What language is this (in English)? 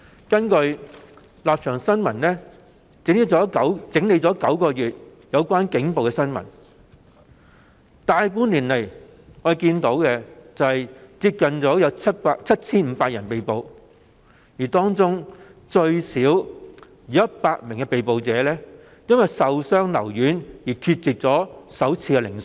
Cantonese